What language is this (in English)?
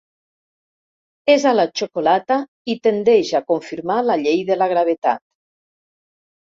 Catalan